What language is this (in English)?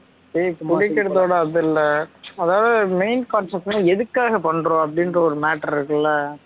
Tamil